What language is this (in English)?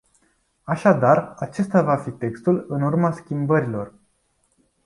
Romanian